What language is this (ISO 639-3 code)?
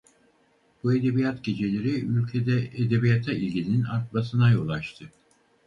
tur